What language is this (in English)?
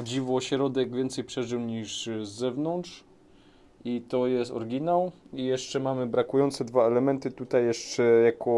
Polish